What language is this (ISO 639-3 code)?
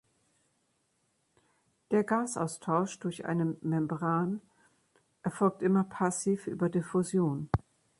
deu